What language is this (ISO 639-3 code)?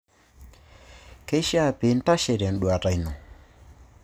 mas